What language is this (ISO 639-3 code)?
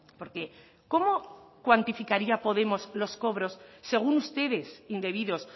spa